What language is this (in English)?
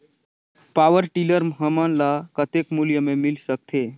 Chhattisgarhi